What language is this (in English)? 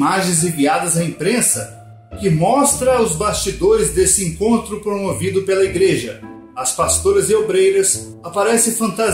Portuguese